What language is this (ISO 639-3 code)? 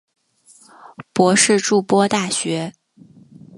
zho